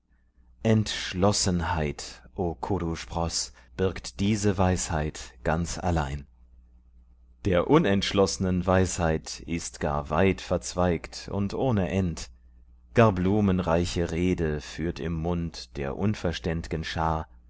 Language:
German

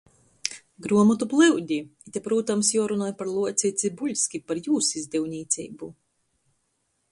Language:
Latgalian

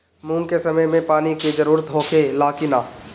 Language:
Bhojpuri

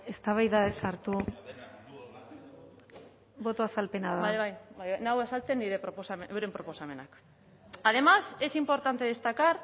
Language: Basque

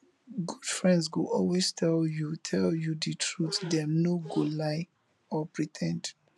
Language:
Nigerian Pidgin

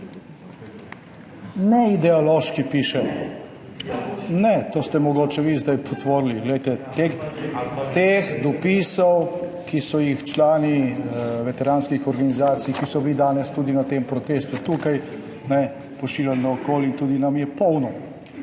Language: Slovenian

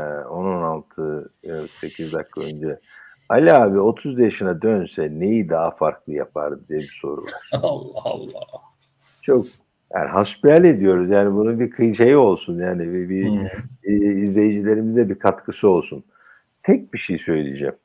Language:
Turkish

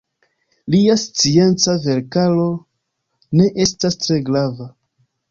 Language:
Esperanto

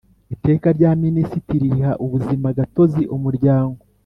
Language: Kinyarwanda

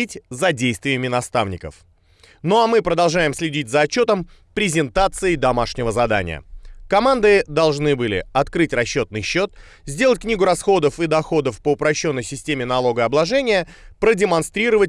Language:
Russian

